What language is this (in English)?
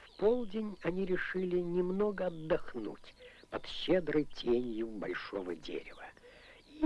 Russian